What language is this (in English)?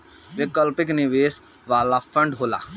Bhojpuri